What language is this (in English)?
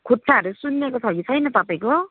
Nepali